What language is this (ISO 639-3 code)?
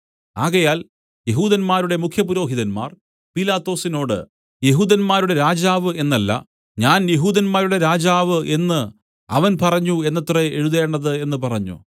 mal